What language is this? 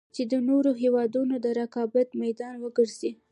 Pashto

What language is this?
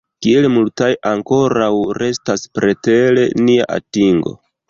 Esperanto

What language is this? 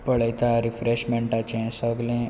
Konkani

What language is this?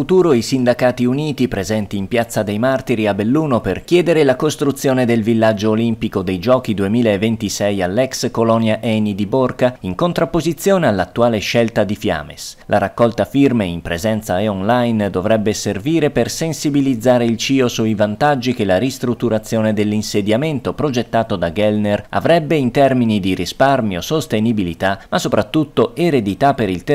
Italian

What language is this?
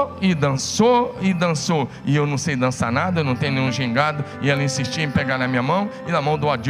Portuguese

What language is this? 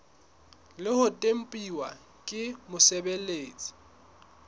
Southern Sotho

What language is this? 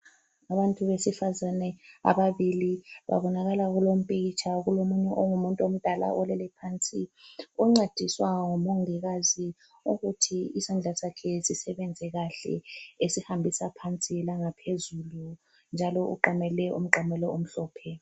North Ndebele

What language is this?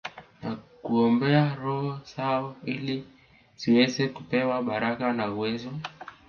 Swahili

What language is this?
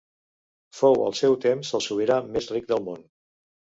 Catalan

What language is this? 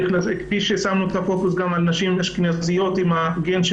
Hebrew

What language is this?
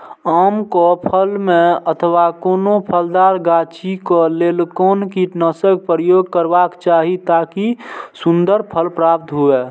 Maithili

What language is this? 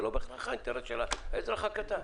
Hebrew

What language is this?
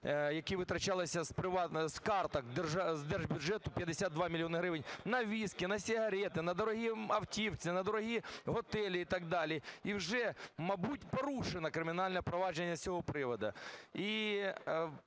Ukrainian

